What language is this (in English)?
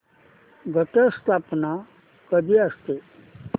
Marathi